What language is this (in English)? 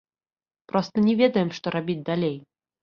Belarusian